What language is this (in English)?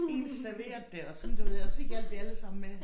Danish